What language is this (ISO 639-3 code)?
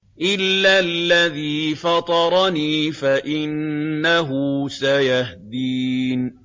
ara